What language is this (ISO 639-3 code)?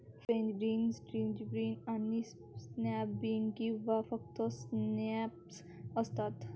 mar